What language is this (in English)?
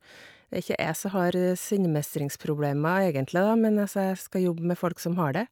Norwegian